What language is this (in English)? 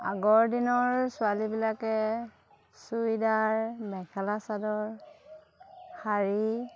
Assamese